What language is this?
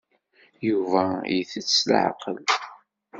Kabyle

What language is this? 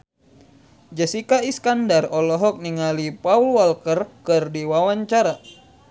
Sundanese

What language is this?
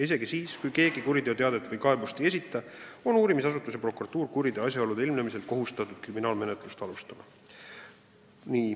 Estonian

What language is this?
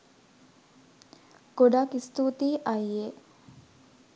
Sinhala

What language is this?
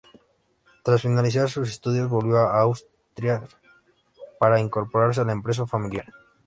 Spanish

